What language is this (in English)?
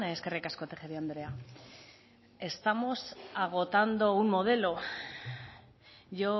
Basque